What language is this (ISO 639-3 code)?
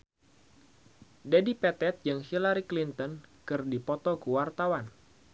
sun